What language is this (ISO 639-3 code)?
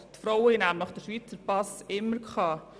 gsw